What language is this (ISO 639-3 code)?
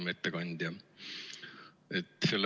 est